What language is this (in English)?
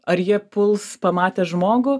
Lithuanian